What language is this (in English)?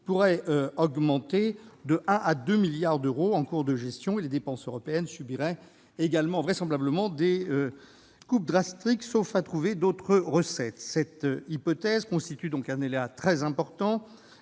French